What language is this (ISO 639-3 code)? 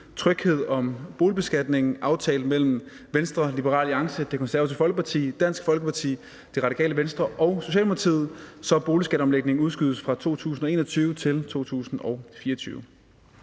dan